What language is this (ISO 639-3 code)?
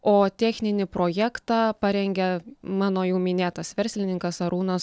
lit